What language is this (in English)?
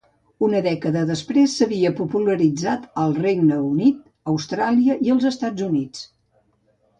Catalan